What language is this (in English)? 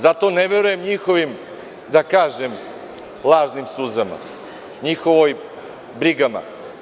Serbian